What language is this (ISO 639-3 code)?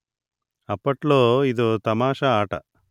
tel